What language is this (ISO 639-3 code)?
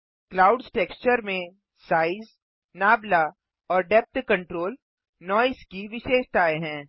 hin